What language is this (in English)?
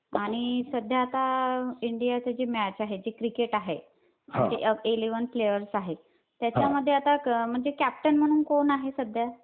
Marathi